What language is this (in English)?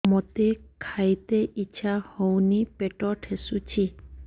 Odia